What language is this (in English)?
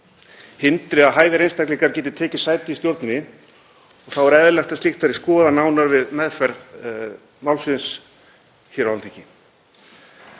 Icelandic